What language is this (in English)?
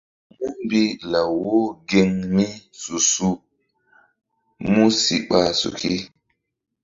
Mbum